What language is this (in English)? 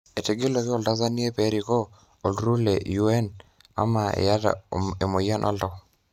Masai